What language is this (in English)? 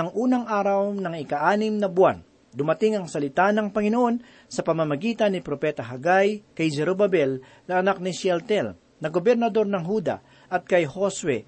Filipino